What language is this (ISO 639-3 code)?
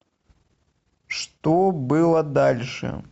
rus